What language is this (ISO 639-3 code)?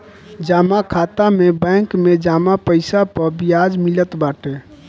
bho